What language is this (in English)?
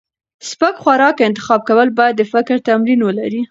Pashto